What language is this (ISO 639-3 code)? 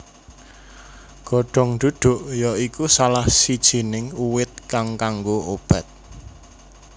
jav